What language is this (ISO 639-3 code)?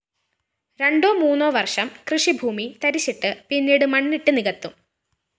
mal